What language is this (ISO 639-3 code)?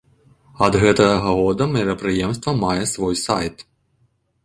bel